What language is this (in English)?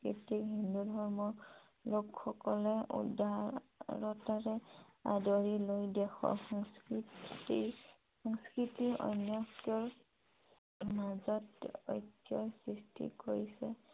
Assamese